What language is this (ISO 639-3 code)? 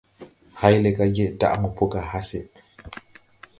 tui